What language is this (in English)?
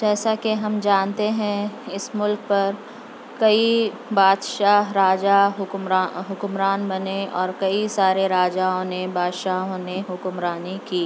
Urdu